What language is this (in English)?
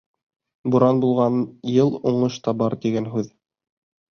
Bashkir